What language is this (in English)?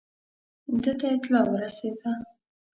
Pashto